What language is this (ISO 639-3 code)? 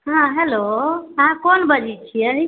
mai